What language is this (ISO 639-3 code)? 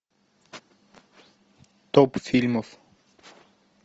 rus